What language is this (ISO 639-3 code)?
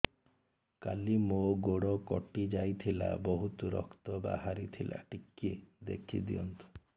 ori